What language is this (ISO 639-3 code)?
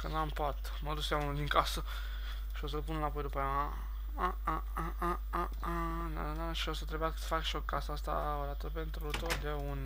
ron